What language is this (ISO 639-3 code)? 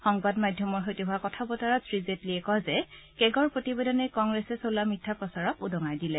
asm